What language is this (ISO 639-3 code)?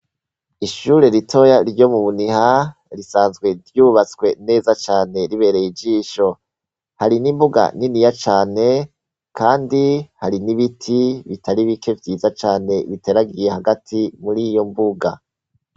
run